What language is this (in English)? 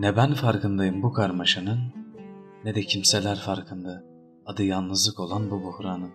Turkish